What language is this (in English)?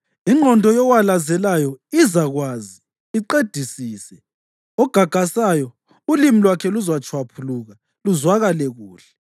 North Ndebele